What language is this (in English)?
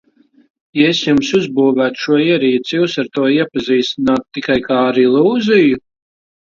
Latvian